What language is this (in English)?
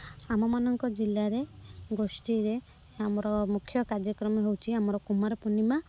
Odia